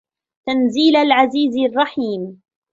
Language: Arabic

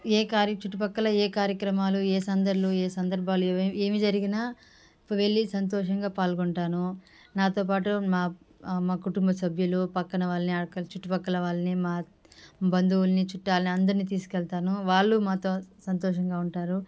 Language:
Telugu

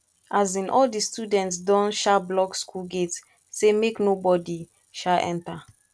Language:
Nigerian Pidgin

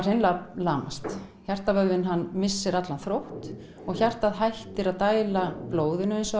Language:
Icelandic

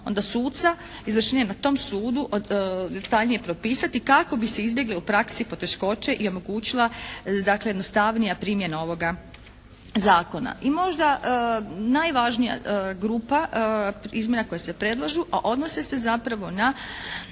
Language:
Croatian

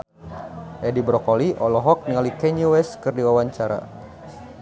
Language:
Sundanese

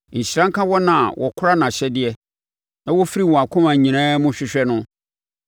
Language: Akan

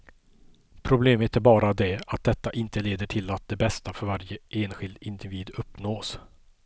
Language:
Swedish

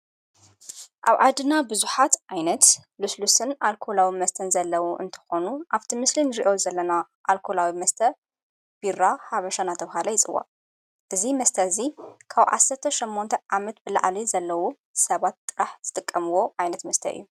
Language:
Tigrinya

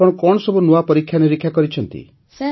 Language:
Odia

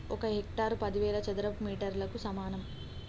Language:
Telugu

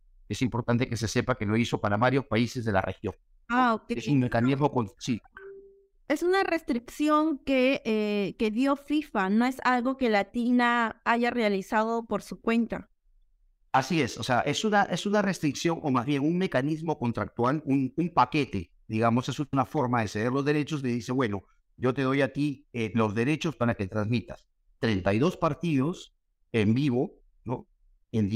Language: Spanish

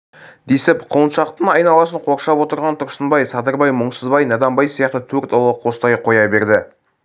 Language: Kazakh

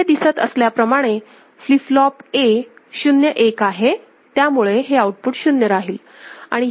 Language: Marathi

